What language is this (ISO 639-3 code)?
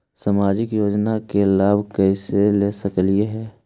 mag